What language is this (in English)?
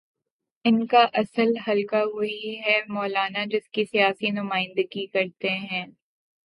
Urdu